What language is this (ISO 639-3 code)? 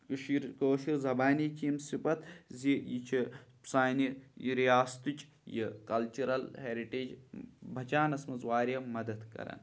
kas